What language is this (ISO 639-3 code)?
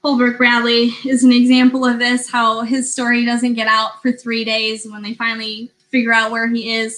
eng